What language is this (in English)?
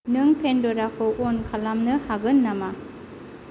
Bodo